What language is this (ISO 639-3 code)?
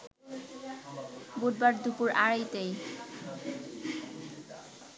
ben